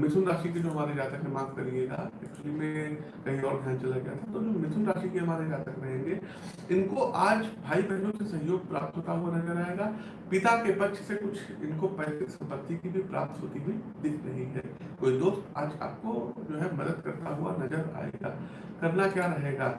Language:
Hindi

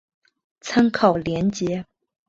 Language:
Chinese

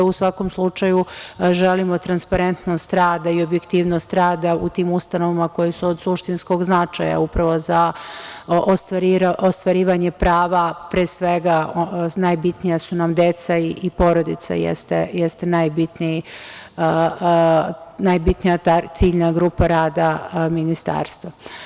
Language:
Serbian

